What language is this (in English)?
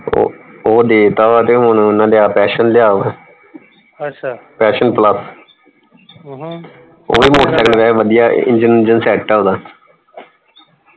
Punjabi